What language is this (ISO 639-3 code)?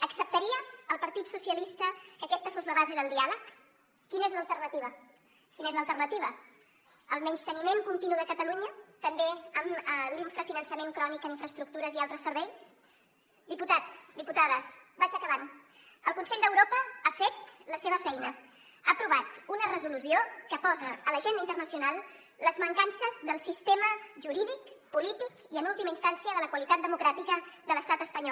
cat